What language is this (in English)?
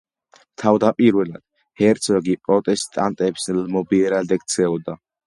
Georgian